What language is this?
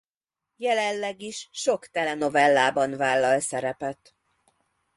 Hungarian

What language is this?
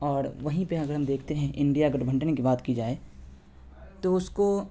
Urdu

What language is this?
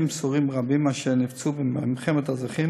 Hebrew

